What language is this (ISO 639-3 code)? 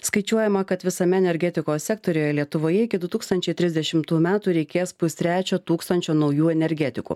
lit